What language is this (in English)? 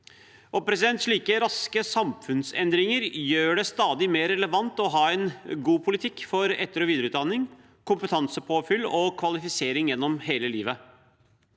Norwegian